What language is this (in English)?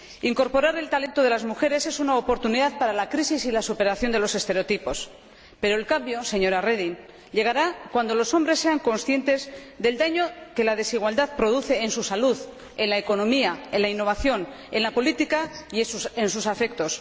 Spanish